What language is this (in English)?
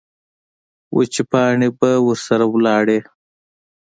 Pashto